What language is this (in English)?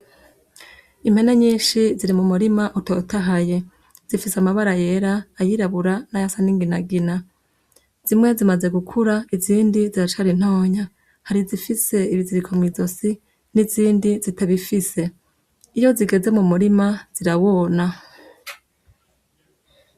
Rundi